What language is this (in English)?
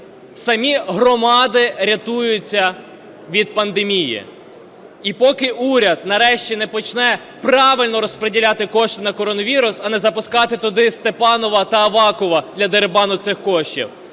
Ukrainian